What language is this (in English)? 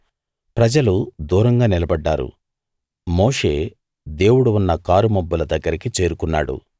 Telugu